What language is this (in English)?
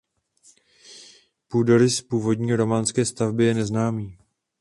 Czech